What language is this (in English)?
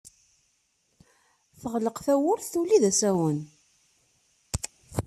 Kabyle